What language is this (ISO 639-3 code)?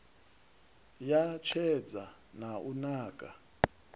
ven